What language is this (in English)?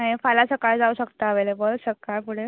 Konkani